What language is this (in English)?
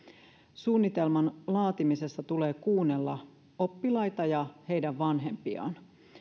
Finnish